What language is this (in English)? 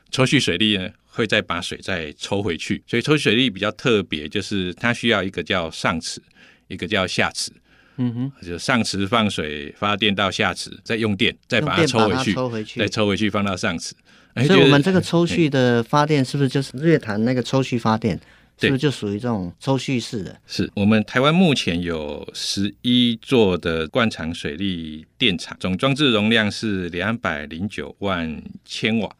Chinese